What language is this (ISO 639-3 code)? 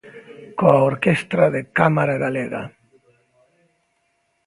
glg